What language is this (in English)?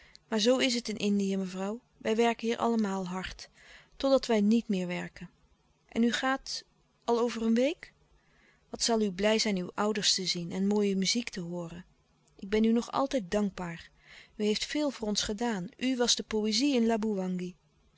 Dutch